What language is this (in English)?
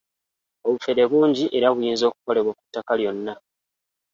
Ganda